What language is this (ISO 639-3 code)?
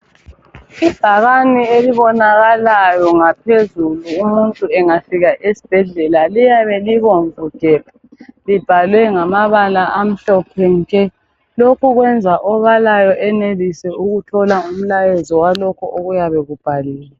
nde